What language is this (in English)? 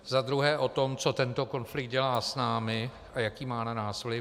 Czech